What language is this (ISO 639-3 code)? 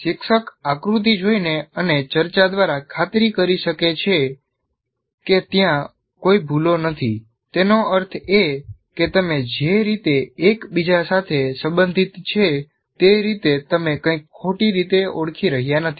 guj